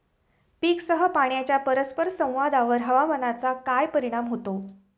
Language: Marathi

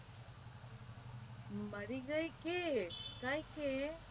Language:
Gujarati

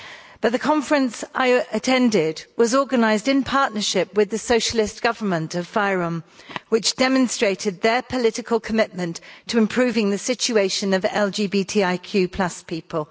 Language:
English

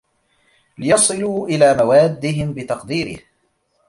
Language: Arabic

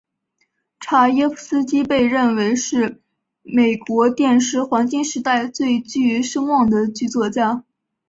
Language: Chinese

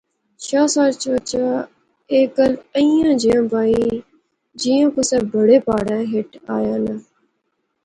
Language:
Pahari-Potwari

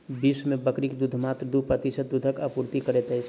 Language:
Maithili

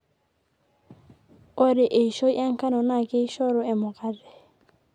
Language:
Masai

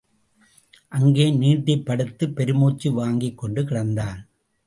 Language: Tamil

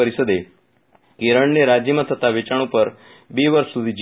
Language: Gujarati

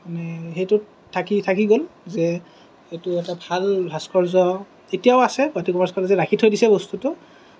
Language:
Assamese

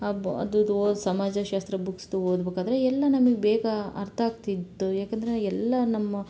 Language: Kannada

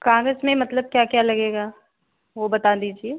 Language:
Hindi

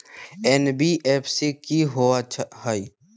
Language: Magahi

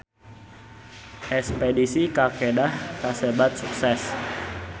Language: Sundanese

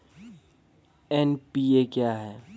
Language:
Maithili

